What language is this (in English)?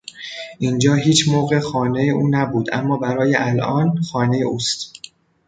Persian